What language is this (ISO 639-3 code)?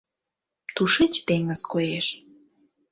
chm